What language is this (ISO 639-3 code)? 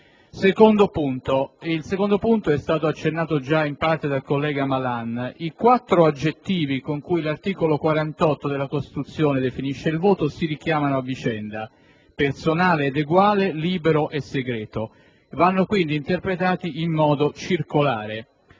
ita